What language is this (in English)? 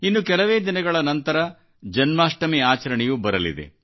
Kannada